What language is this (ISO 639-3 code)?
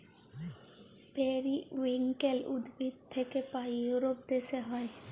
ben